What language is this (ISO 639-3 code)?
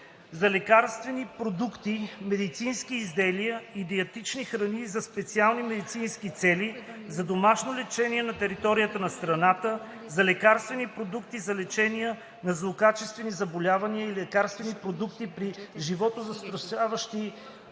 bul